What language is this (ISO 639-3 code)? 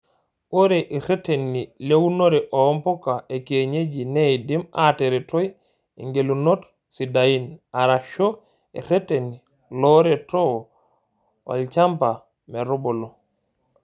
mas